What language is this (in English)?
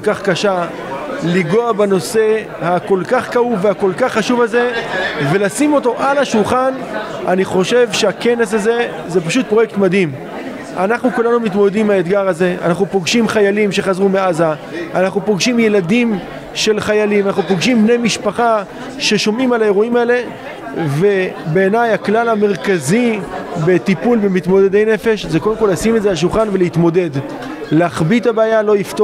Hebrew